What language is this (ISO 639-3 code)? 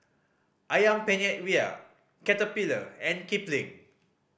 eng